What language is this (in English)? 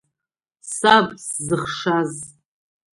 Abkhazian